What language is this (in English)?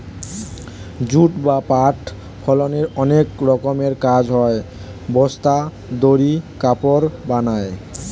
Bangla